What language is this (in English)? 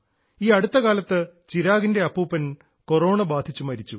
Malayalam